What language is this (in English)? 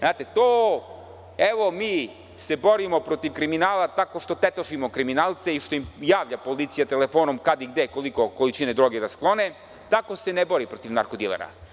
Serbian